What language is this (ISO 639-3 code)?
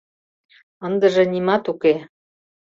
chm